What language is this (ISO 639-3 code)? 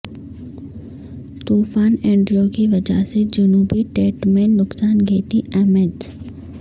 urd